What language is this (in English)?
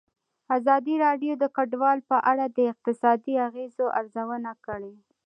Pashto